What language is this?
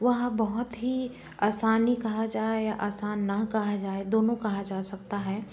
Hindi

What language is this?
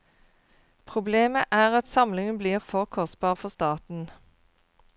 Norwegian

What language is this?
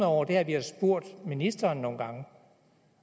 Danish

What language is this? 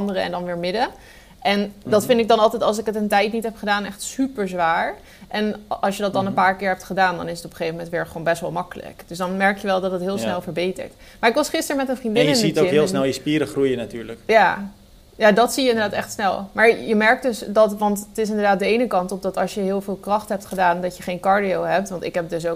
Dutch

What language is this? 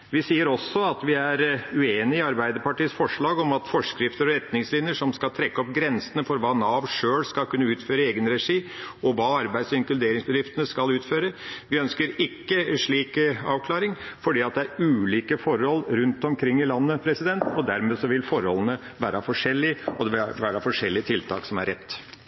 Norwegian Bokmål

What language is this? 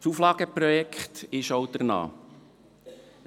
Swiss German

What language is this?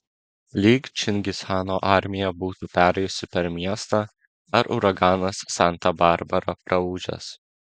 Lithuanian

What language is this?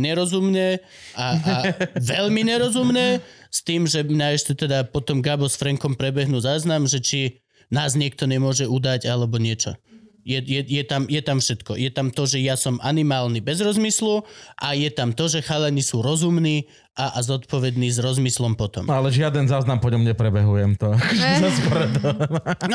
Slovak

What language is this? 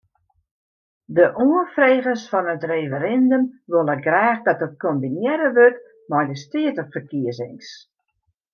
Western Frisian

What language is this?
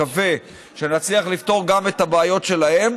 Hebrew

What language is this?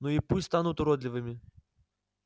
Russian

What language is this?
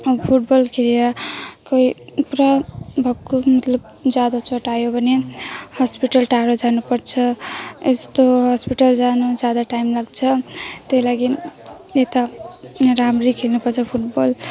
Nepali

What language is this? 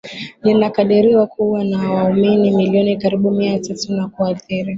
Swahili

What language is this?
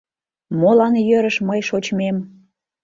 Mari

